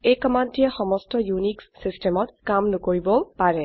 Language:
Assamese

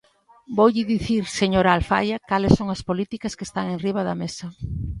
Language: Galician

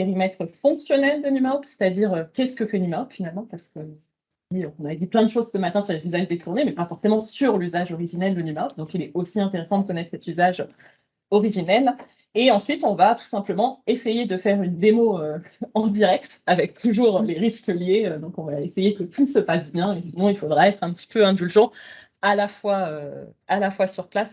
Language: French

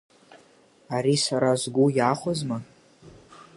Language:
Abkhazian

